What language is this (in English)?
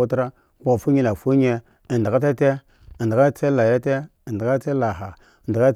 Eggon